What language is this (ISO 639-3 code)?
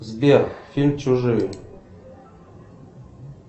rus